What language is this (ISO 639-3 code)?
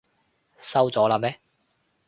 yue